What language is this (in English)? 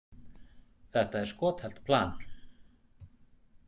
Icelandic